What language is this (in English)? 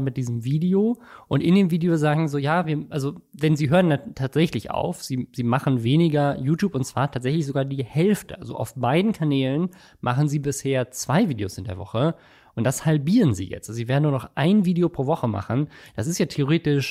German